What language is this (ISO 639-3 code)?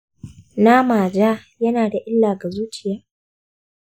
hau